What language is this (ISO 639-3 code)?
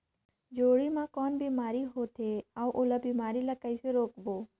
hne